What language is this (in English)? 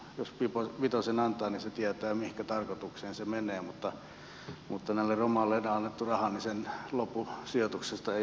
Finnish